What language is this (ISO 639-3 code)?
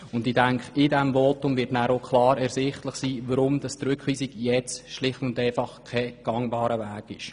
gsw